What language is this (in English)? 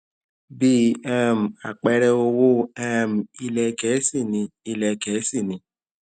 Yoruba